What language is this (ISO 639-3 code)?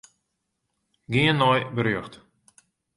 fry